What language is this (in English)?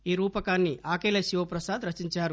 Telugu